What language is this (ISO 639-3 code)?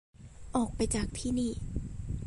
tha